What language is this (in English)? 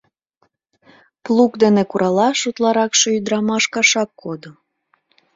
Mari